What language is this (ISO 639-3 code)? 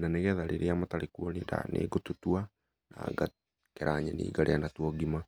kik